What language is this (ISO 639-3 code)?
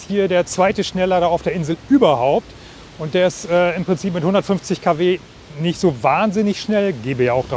deu